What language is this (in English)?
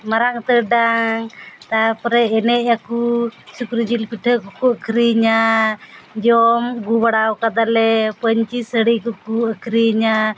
Santali